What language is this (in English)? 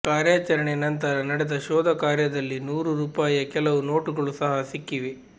Kannada